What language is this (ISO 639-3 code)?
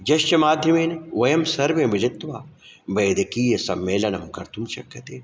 san